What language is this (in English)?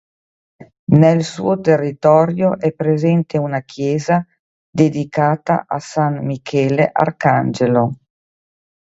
Italian